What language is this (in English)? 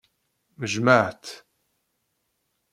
Kabyle